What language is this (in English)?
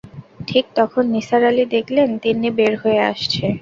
Bangla